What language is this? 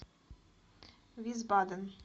Russian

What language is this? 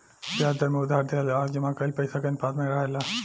Bhojpuri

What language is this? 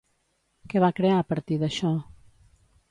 Catalan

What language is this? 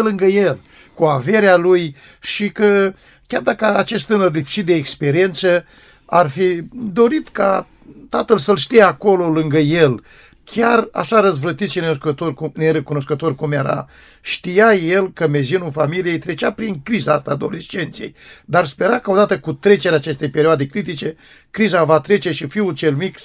Romanian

